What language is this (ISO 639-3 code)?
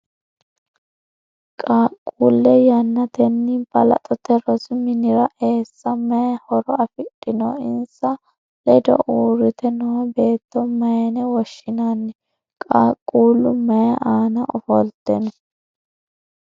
sid